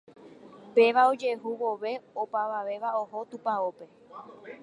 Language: Guarani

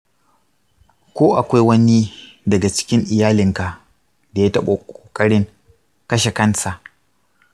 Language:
Hausa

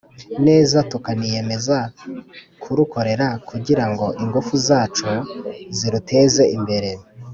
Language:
Kinyarwanda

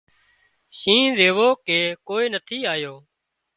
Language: Wadiyara Koli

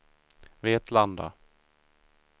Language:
Swedish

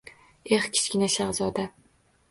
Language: Uzbek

